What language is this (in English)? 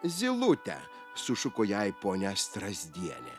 Lithuanian